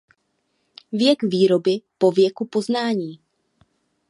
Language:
Czech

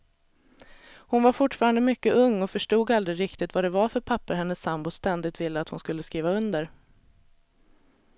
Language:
Swedish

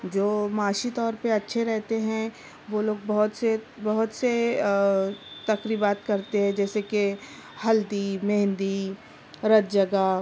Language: Urdu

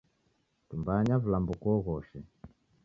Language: Taita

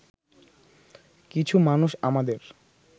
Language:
Bangla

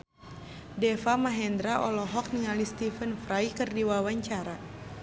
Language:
Sundanese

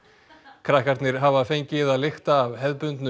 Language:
Icelandic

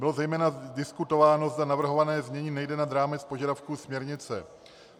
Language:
Czech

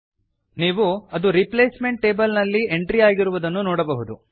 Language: Kannada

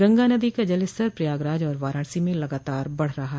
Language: Hindi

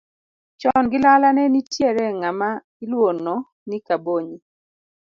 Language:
Luo (Kenya and Tanzania)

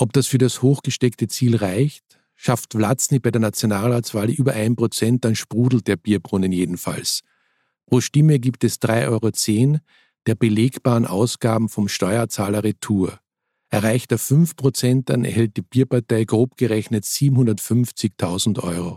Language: German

